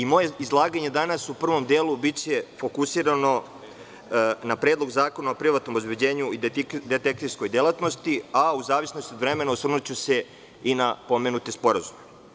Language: Serbian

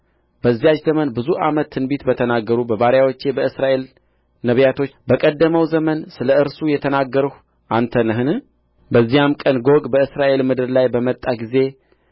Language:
Amharic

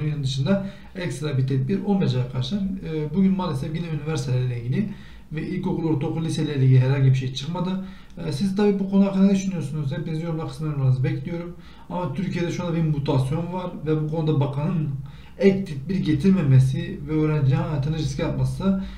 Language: Turkish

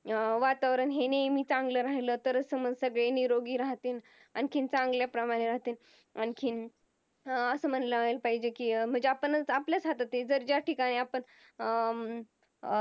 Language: Marathi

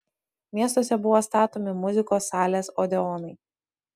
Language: Lithuanian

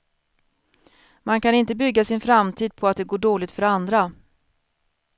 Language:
Swedish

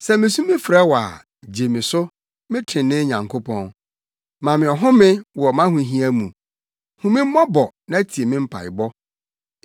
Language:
Akan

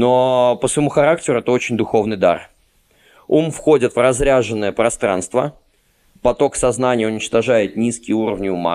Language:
Russian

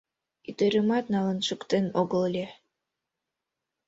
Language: Mari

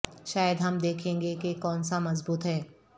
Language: Urdu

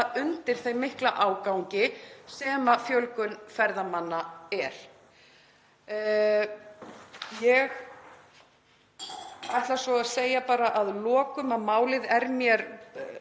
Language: Icelandic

